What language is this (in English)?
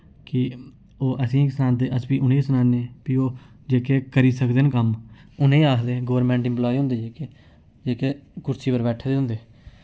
Dogri